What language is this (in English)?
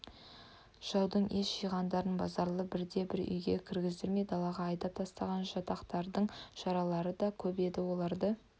Kazakh